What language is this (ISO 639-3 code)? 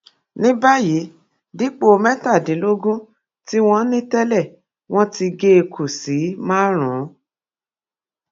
yor